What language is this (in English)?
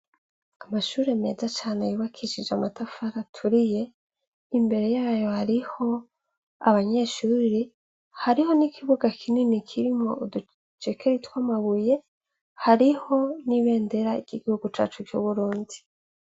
Rundi